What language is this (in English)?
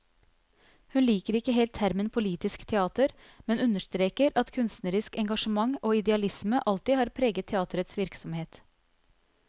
Norwegian